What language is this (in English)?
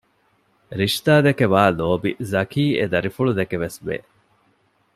Divehi